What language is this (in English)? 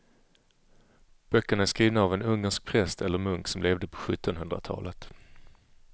Swedish